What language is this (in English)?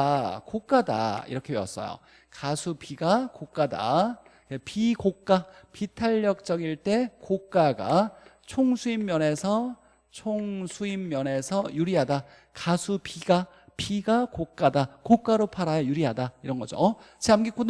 Korean